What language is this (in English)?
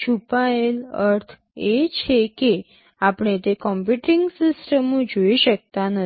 Gujarati